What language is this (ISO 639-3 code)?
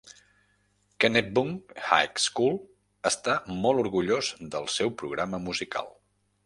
cat